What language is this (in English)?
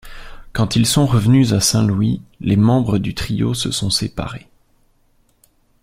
French